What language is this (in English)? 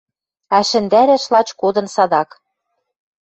Western Mari